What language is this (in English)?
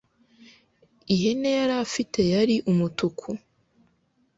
Kinyarwanda